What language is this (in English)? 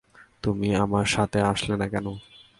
Bangla